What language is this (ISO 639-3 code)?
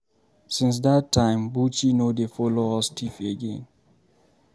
pcm